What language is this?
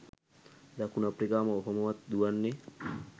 Sinhala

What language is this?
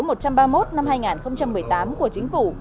Vietnamese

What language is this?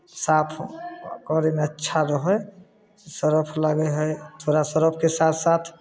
Maithili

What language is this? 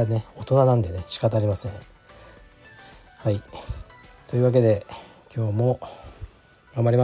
Japanese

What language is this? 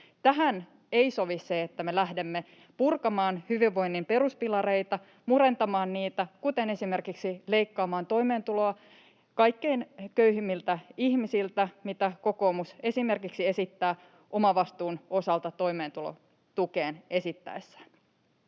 Finnish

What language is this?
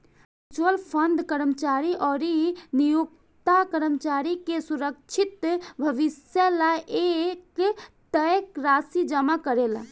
Bhojpuri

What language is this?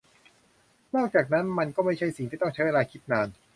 Thai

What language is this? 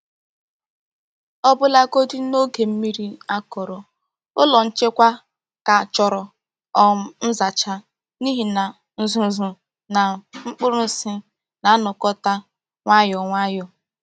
Igbo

